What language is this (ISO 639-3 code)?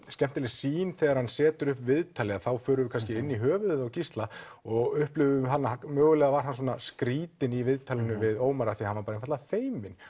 isl